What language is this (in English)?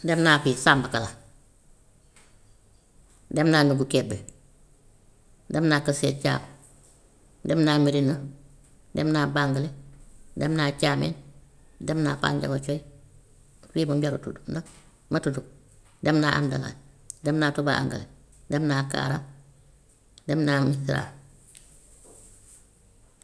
Gambian Wolof